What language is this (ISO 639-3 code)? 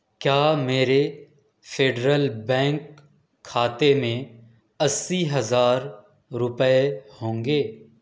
urd